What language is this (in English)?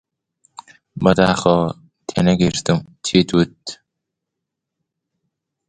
Central Kurdish